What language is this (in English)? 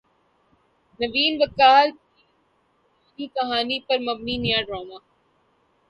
Urdu